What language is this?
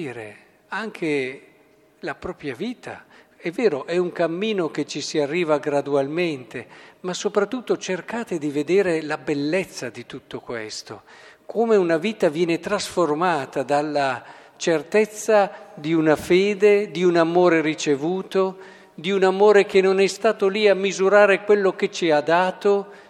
Italian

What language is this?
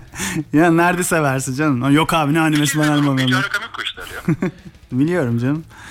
Turkish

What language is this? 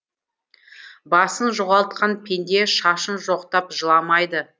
Kazakh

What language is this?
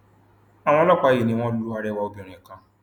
Yoruba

